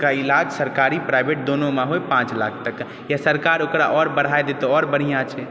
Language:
Maithili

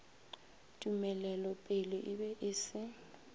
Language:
Northern Sotho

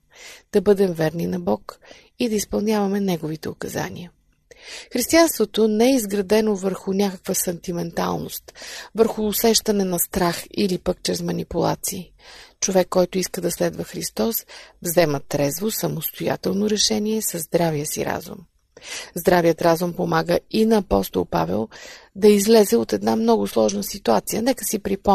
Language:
Bulgarian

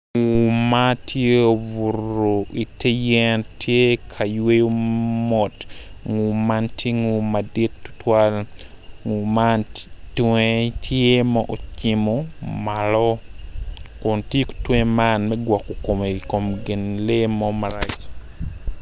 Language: Acoli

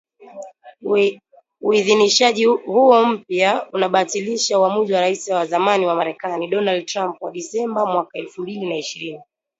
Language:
Swahili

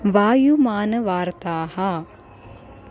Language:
Sanskrit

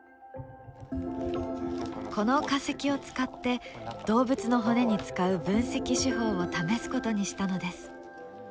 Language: Japanese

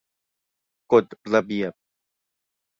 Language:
Thai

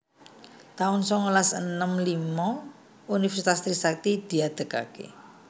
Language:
Javanese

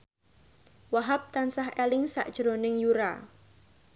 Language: Javanese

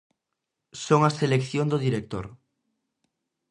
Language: Galician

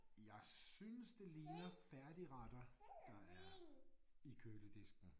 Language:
Danish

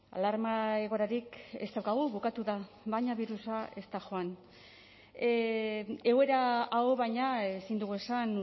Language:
Basque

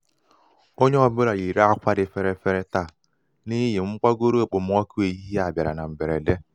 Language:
Igbo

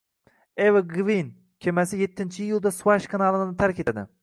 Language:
Uzbek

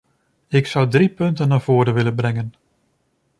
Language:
Dutch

